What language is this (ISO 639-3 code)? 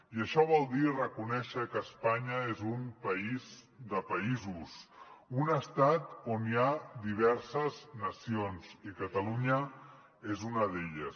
cat